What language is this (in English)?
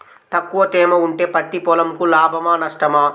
Telugu